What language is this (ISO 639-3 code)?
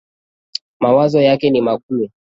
swa